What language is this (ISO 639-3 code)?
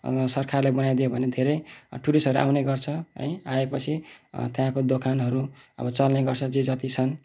nep